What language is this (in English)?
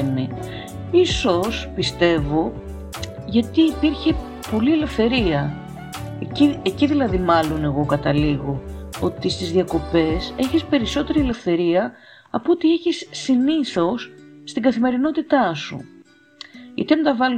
Greek